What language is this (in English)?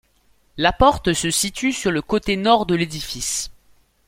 French